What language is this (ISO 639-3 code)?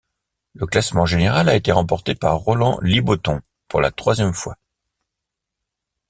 fra